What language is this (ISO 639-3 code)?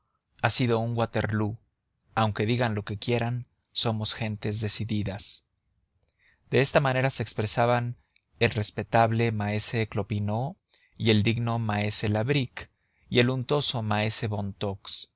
spa